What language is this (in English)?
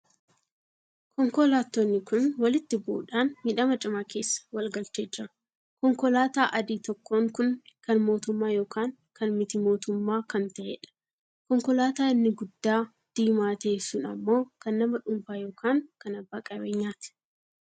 Oromo